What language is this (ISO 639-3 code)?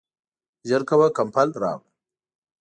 pus